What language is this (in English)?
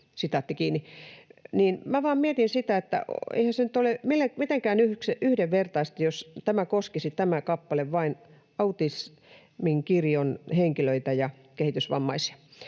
Finnish